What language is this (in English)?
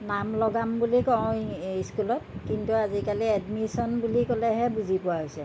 Assamese